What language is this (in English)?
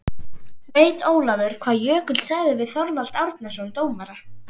Icelandic